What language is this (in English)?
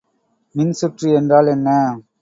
Tamil